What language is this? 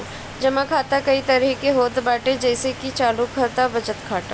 Bhojpuri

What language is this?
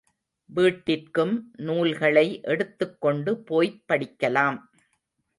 Tamil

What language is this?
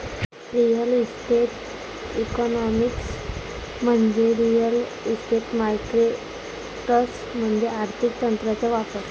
Marathi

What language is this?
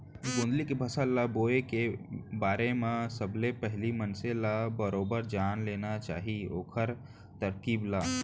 Chhattisgarhi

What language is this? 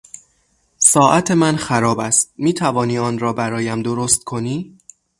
Persian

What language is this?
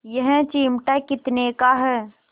Hindi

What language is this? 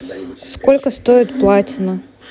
Russian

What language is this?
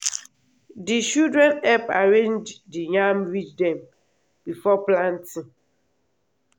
Nigerian Pidgin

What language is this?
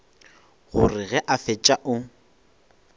Northern Sotho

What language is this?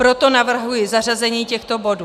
Czech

